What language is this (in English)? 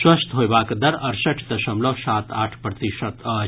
Maithili